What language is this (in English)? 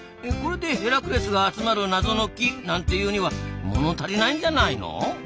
Japanese